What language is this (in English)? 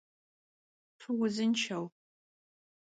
Kabardian